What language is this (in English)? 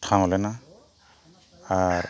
Santali